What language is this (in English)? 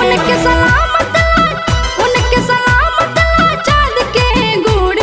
Hindi